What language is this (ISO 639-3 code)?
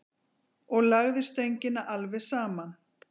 isl